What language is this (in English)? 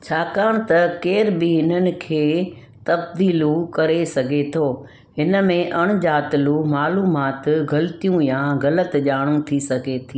Sindhi